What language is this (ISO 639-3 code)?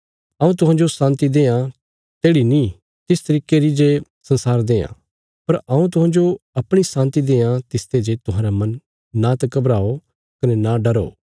kfs